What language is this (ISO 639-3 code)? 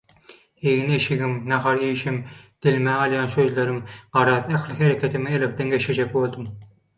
tuk